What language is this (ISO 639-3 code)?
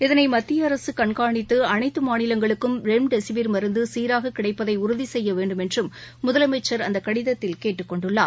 tam